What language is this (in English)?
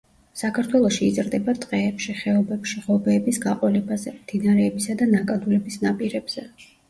Georgian